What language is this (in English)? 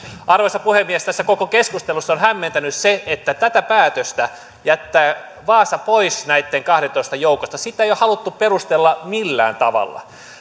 Finnish